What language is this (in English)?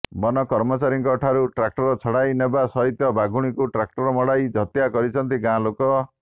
Odia